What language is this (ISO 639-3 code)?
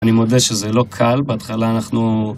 heb